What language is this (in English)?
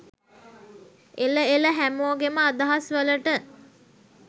Sinhala